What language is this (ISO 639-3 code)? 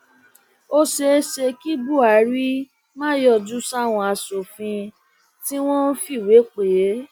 yor